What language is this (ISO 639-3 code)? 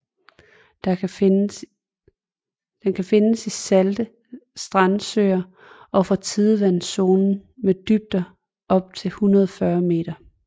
dan